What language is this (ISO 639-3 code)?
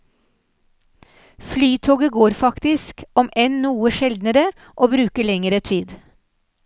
nor